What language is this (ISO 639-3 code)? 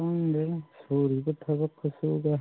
mni